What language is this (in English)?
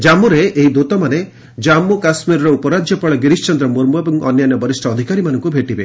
Odia